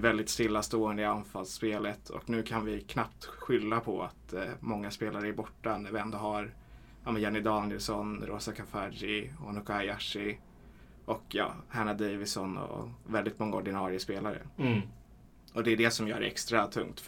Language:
Swedish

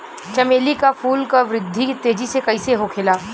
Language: Bhojpuri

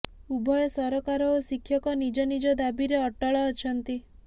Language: Odia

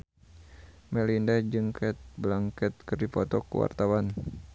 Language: Sundanese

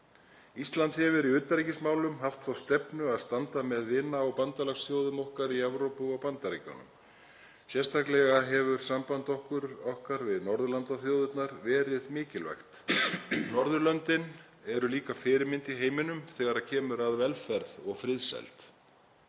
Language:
Icelandic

